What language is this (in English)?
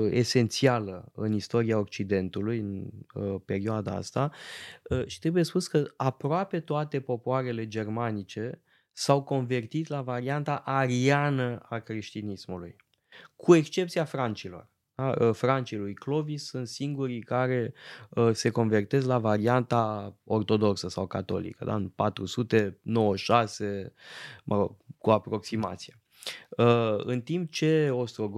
Romanian